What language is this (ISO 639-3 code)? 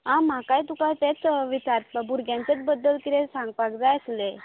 kok